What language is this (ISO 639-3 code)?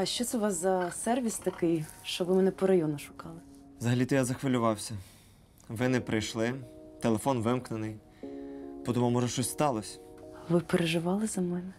ukr